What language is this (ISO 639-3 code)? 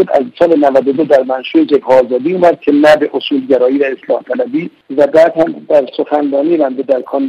fas